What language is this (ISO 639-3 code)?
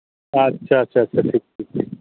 sat